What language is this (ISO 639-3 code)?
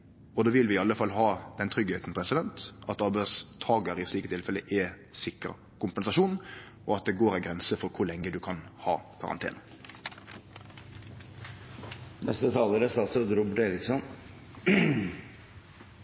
nor